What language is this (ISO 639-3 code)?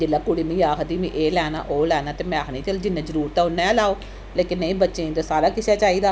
doi